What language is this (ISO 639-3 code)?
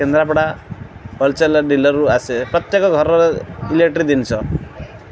ori